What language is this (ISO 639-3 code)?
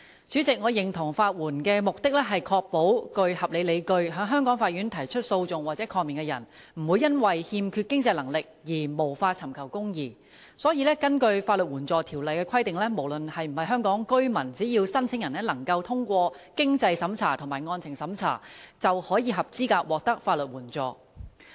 yue